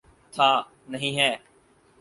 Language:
Urdu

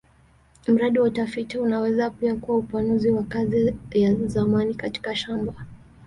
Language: Swahili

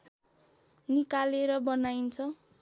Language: Nepali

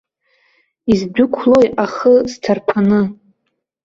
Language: Abkhazian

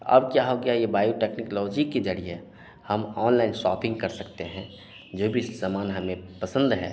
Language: Hindi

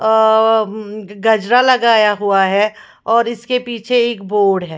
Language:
Hindi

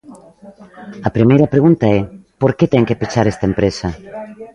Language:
Galician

